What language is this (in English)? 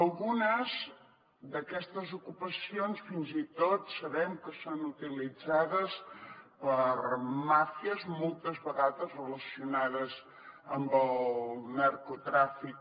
Catalan